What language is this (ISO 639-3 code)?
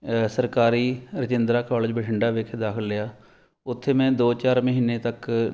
pan